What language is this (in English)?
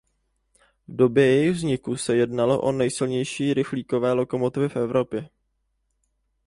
Czech